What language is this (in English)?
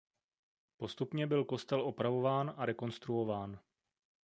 Czech